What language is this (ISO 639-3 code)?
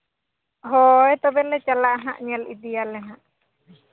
sat